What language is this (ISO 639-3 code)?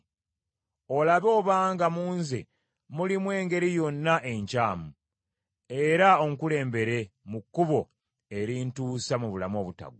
lug